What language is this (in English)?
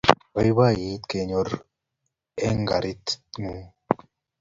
Kalenjin